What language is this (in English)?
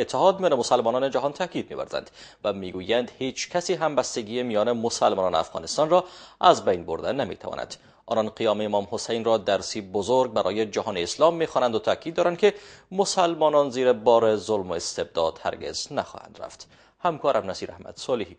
Persian